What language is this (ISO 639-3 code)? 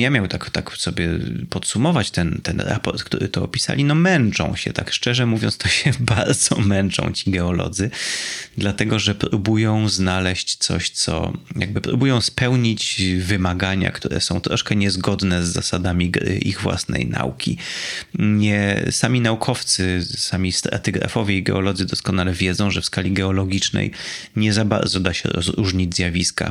pol